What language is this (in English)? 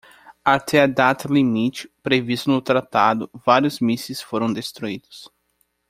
Portuguese